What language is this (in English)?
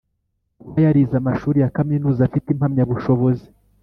Kinyarwanda